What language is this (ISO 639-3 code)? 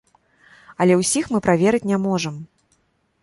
bel